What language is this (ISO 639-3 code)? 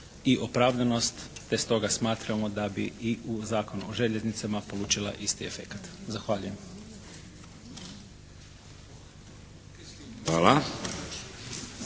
hrv